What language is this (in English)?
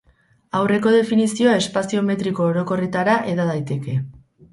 Basque